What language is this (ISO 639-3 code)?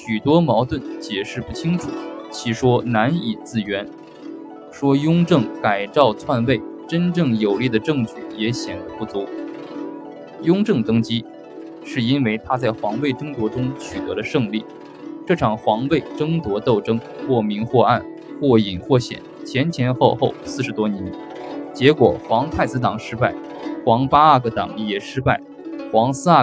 zho